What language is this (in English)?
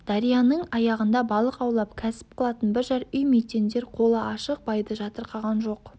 Kazakh